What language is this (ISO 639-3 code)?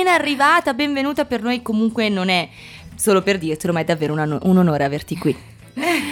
ita